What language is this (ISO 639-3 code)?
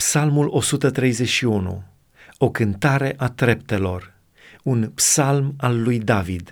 ron